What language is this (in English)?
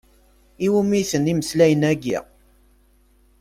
Kabyle